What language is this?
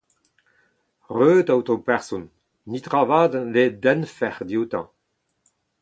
Breton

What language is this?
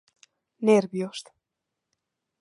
Galician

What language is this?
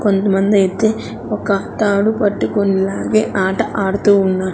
Telugu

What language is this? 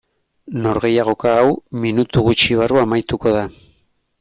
Basque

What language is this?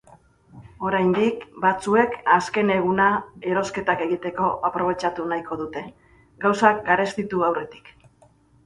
Basque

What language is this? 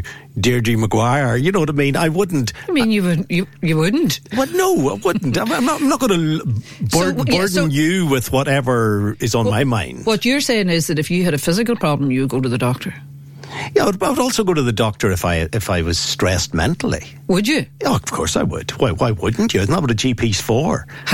English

